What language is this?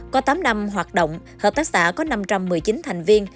Vietnamese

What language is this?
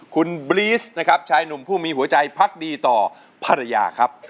Thai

